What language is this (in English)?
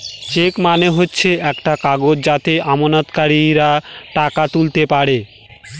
Bangla